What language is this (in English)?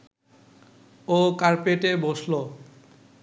Bangla